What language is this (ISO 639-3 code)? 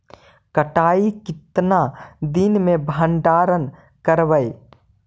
mag